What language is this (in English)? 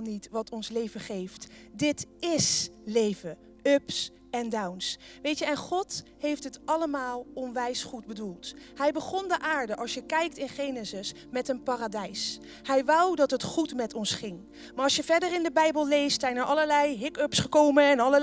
Dutch